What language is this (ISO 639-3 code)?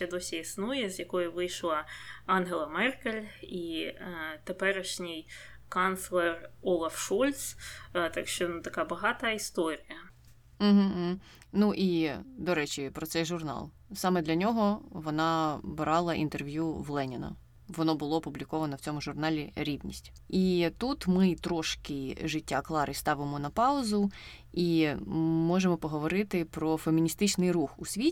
ukr